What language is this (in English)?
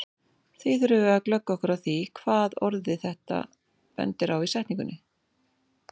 Icelandic